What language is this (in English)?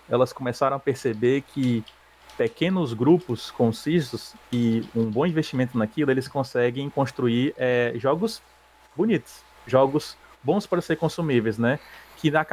Portuguese